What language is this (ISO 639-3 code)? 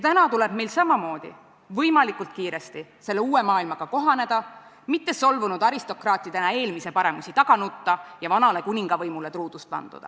est